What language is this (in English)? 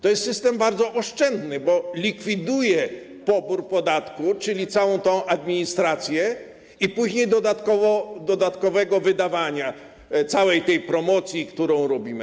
Polish